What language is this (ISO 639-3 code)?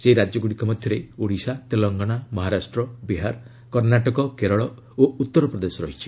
ori